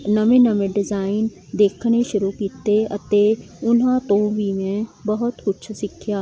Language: Punjabi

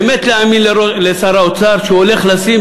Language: Hebrew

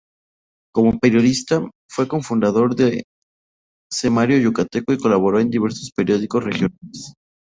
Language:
Spanish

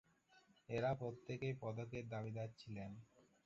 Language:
Bangla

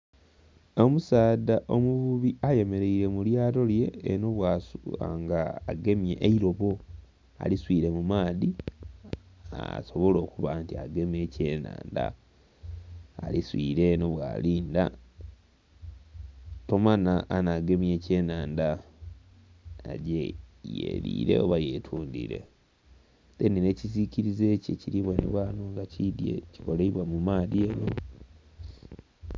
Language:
Soga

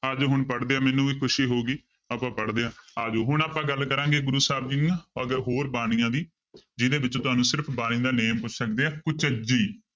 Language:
Punjabi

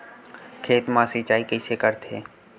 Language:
Chhattisgarhi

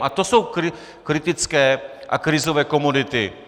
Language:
Czech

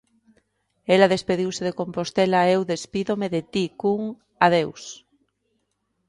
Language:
Galician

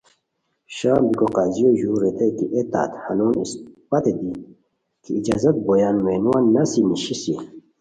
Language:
Khowar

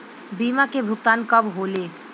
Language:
Bhojpuri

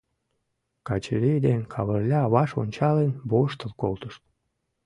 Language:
Mari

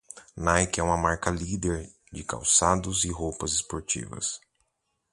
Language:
Portuguese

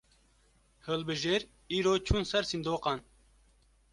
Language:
Kurdish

